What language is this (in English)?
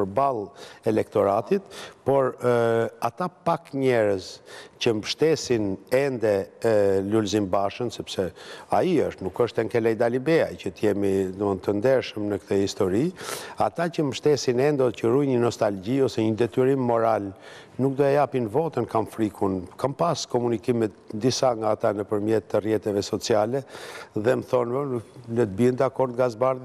Romanian